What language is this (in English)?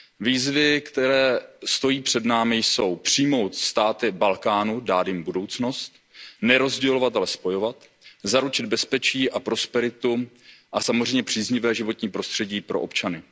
Czech